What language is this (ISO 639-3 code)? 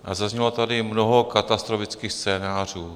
ces